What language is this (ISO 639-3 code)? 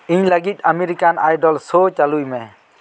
sat